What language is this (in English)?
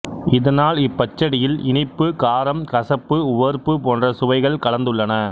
Tamil